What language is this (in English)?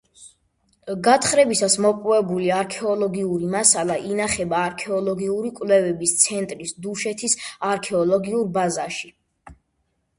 Georgian